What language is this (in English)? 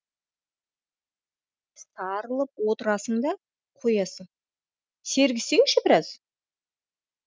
Kazakh